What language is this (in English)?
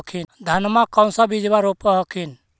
Magahi